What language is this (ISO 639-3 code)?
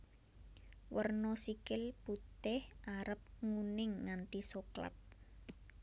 jav